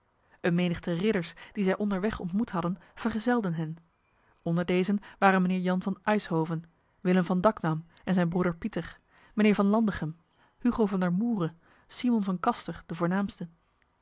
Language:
Dutch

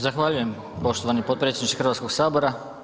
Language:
Croatian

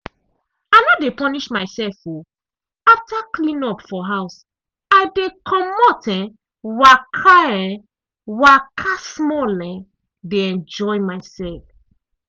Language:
Nigerian Pidgin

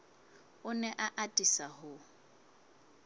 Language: Southern Sotho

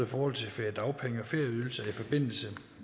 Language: Danish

